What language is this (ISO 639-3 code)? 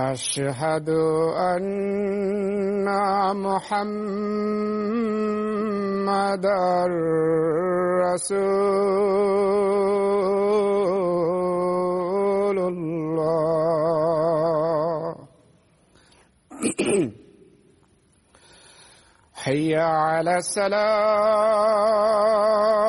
bul